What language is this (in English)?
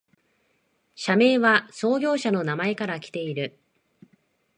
Japanese